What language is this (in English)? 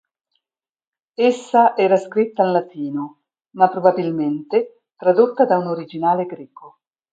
Italian